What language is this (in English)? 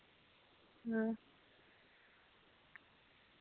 Dogri